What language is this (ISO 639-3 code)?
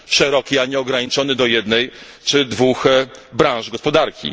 pol